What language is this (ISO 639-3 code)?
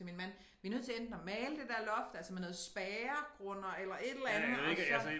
dan